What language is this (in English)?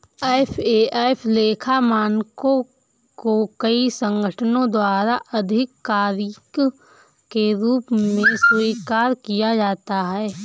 Hindi